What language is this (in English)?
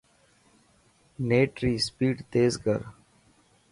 Dhatki